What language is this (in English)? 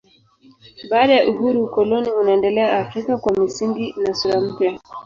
Swahili